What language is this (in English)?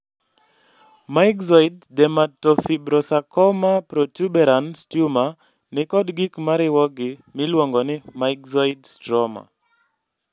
Luo (Kenya and Tanzania)